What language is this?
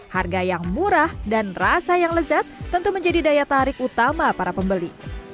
Indonesian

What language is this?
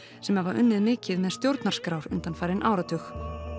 Icelandic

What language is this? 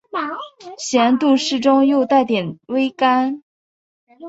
Chinese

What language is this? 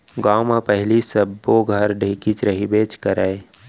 Chhattisgarhi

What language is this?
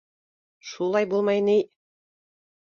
Bashkir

